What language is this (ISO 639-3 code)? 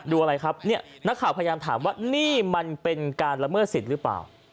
tha